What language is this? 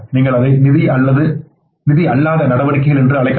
Tamil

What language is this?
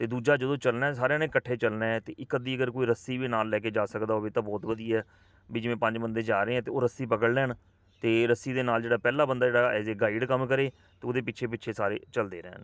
Punjabi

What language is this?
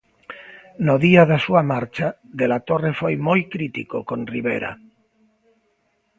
Galician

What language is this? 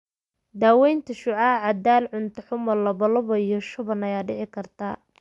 Somali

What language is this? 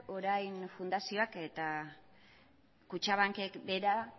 Basque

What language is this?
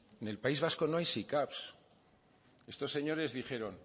Spanish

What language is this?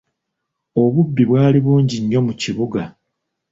Ganda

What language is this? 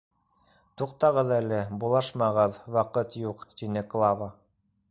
Bashkir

